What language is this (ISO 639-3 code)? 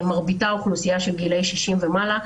heb